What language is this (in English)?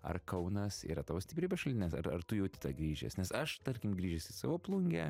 Lithuanian